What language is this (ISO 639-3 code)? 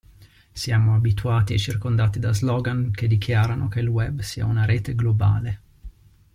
ita